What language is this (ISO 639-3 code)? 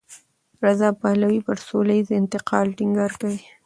pus